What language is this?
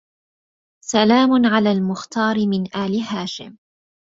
Arabic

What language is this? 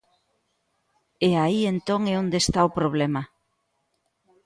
Galician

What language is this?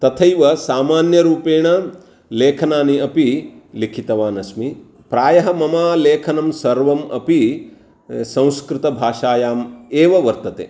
Sanskrit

